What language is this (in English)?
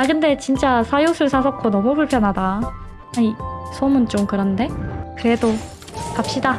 Korean